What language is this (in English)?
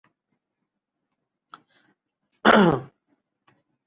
Urdu